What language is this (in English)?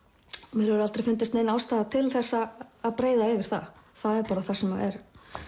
Icelandic